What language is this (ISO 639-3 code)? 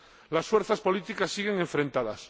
spa